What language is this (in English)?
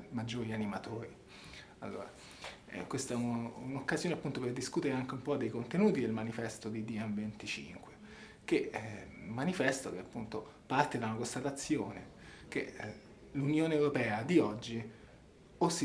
Italian